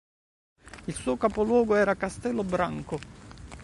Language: Italian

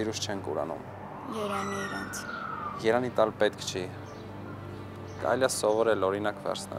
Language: Turkish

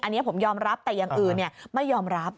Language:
Thai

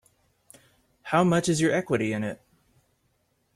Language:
English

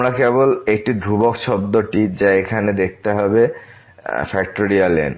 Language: Bangla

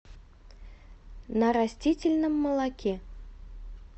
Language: Russian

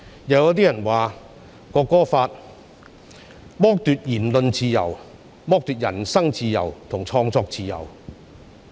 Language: Cantonese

